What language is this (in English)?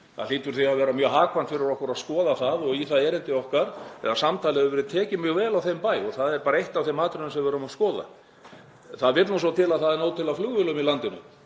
Icelandic